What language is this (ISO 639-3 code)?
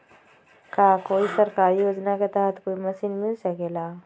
mag